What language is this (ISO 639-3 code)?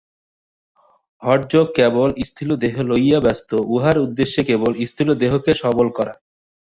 ben